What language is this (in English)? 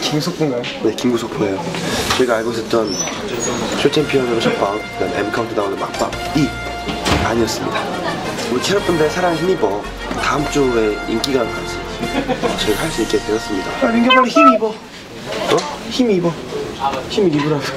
Korean